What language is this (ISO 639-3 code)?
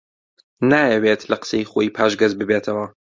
ckb